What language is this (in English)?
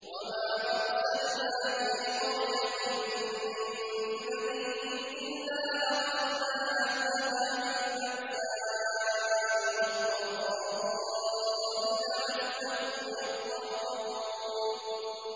Arabic